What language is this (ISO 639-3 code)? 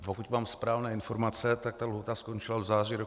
ces